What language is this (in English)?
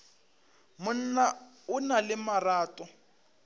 Northern Sotho